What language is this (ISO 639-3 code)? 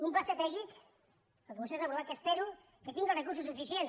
cat